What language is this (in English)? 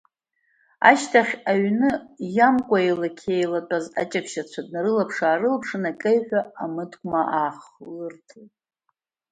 Abkhazian